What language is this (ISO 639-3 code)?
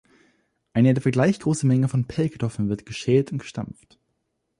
deu